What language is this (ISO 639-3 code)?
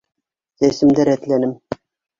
bak